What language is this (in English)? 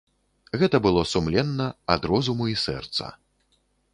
Belarusian